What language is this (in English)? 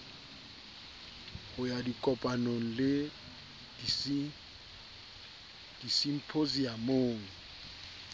Southern Sotho